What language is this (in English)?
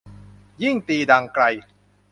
Thai